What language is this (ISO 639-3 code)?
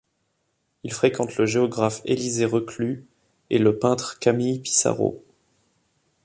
fra